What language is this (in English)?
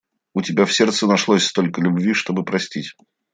Russian